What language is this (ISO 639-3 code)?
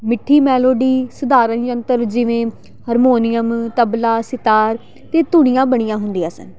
pan